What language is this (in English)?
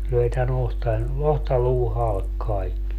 Finnish